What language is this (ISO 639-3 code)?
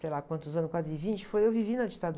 por